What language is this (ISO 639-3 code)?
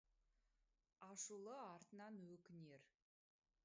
kaz